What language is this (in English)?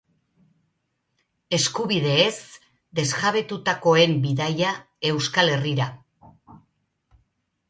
Basque